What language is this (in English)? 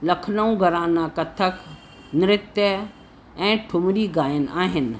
Sindhi